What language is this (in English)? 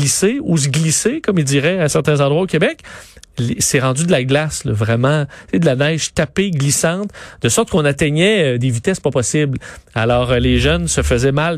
French